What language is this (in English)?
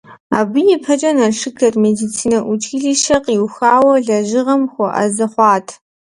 Kabardian